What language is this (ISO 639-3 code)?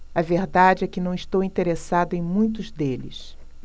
por